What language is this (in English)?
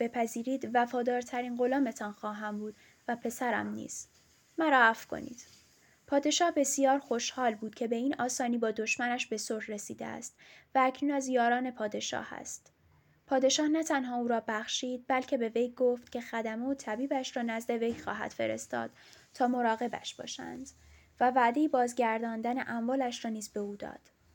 Persian